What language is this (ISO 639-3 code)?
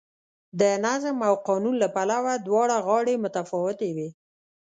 pus